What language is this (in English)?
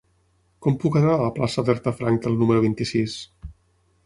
Catalan